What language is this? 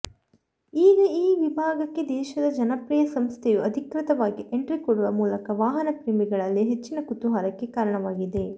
Kannada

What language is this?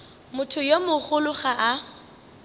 Northern Sotho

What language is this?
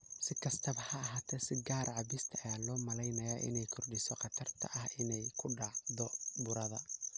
Somali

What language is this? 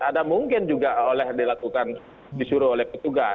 Indonesian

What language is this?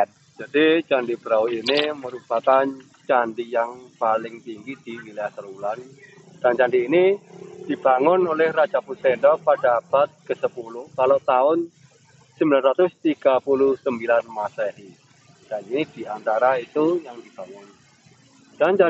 Indonesian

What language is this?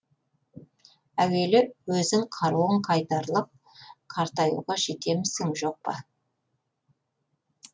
Kazakh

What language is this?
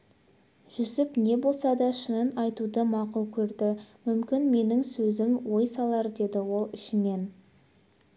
Kazakh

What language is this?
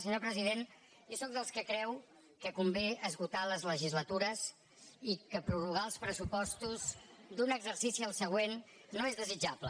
Catalan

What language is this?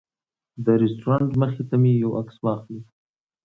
Pashto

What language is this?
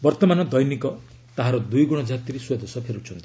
Odia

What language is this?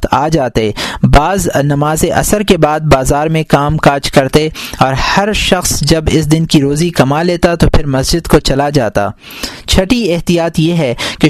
Urdu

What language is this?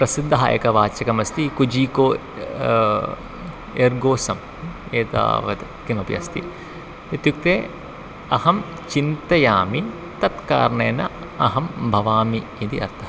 Sanskrit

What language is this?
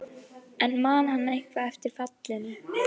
Icelandic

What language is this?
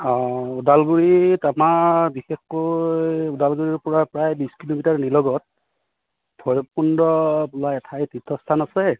Assamese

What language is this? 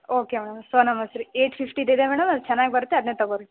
Kannada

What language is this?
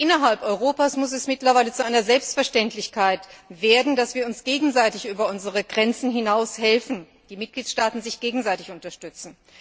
German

